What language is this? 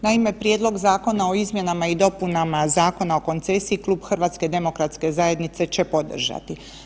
Croatian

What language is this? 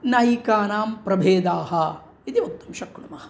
Sanskrit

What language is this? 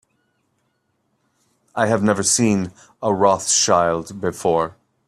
English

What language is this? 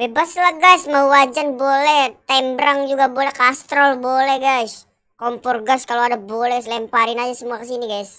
Indonesian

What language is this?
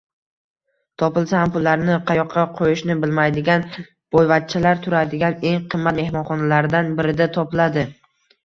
Uzbek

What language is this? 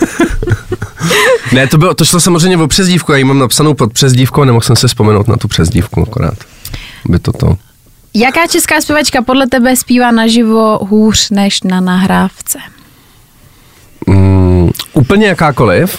Czech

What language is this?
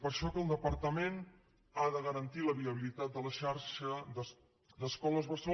Catalan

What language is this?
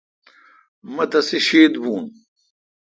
Kalkoti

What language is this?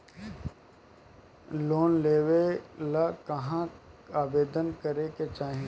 Bhojpuri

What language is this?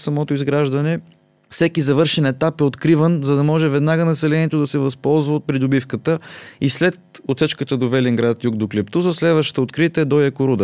Bulgarian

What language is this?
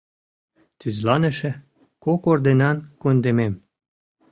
Mari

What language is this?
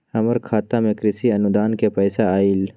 Magahi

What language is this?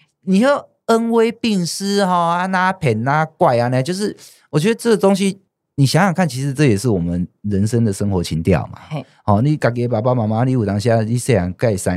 Chinese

